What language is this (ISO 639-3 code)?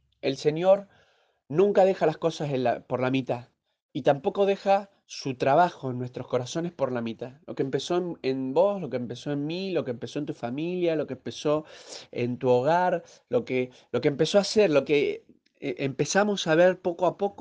spa